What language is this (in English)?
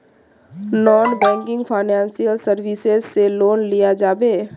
Magahi